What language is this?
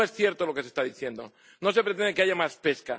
Spanish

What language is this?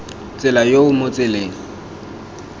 Tswana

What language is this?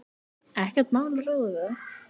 Icelandic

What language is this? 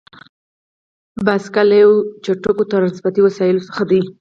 Pashto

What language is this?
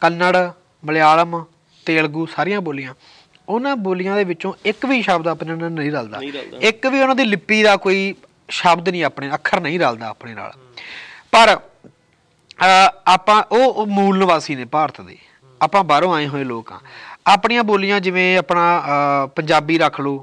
Punjabi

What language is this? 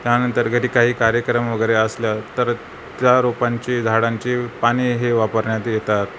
Marathi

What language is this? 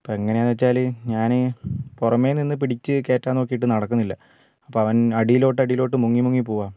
Malayalam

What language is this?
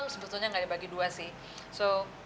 Indonesian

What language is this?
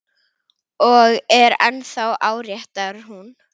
Icelandic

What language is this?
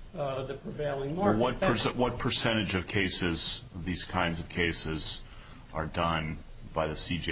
English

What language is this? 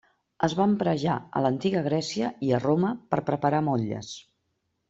Catalan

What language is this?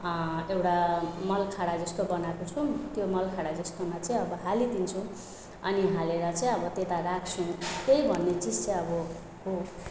Nepali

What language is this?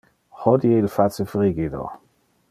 Interlingua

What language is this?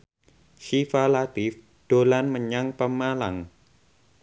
Javanese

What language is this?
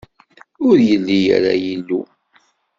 Kabyle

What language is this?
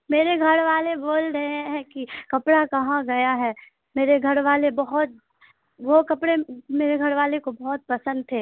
Urdu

